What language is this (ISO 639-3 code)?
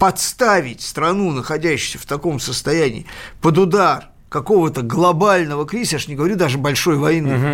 rus